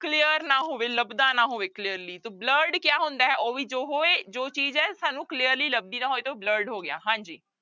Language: Punjabi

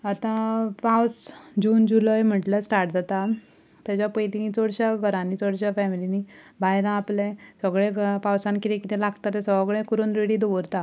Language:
Konkani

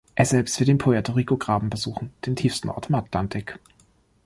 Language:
German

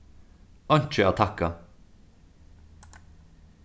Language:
Faroese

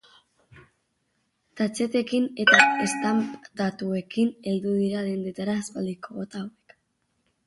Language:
Basque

